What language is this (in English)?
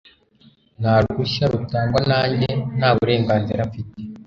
Kinyarwanda